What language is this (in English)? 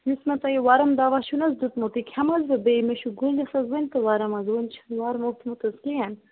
Kashmiri